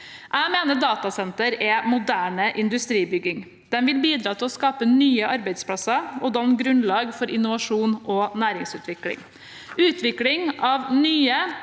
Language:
Norwegian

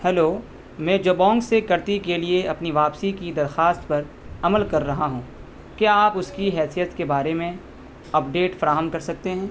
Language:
Urdu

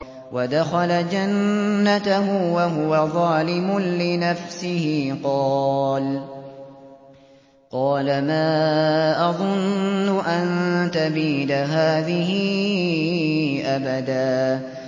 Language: Arabic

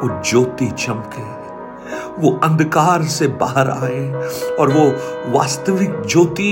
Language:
Hindi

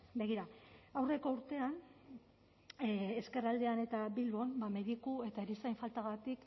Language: Basque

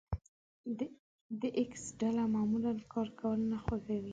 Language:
Pashto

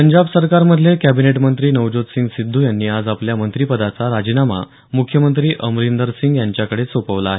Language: Marathi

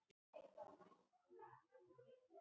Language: Icelandic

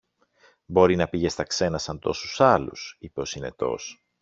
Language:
Greek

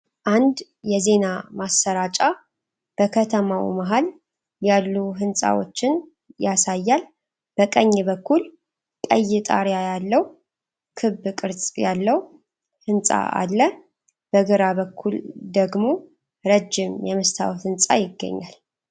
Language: Amharic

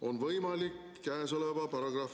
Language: Estonian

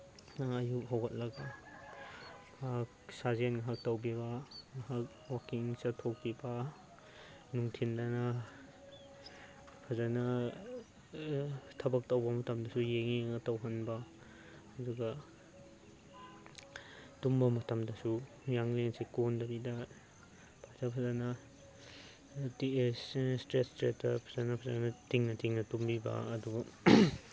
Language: Manipuri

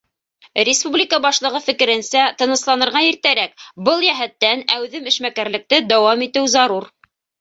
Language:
Bashkir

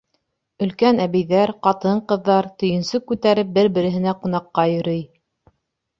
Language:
Bashkir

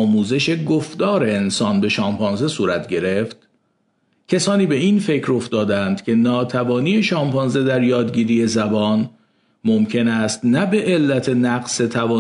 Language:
Persian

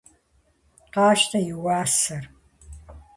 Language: Kabardian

